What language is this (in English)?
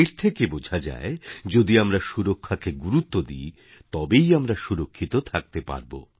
Bangla